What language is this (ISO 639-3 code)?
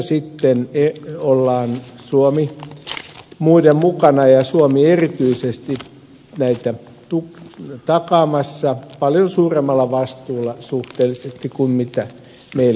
fin